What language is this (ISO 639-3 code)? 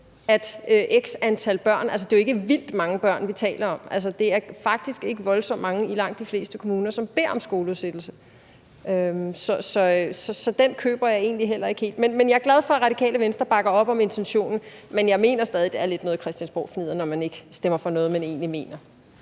dan